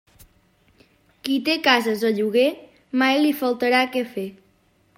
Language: Catalan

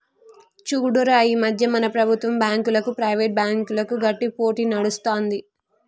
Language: Telugu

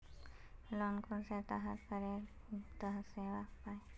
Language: Magahi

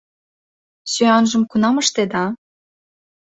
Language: Mari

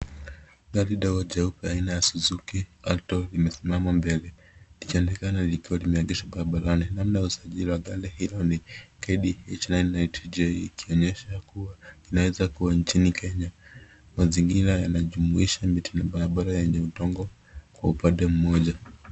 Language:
Swahili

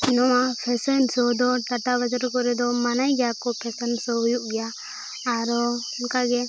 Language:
Santali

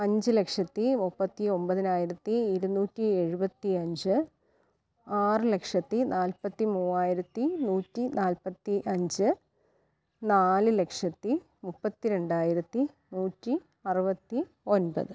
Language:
Malayalam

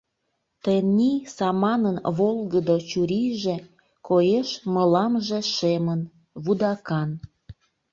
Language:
Mari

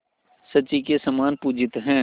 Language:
Hindi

